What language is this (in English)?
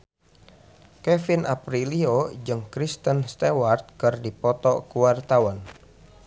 Sundanese